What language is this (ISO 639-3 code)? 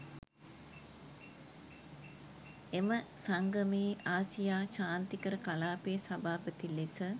sin